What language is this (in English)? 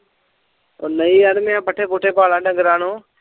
Punjabi